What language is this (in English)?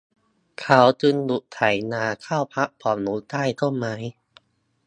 Thai